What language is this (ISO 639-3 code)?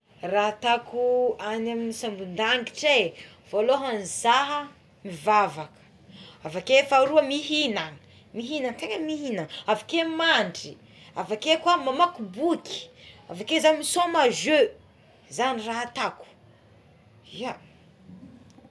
xmw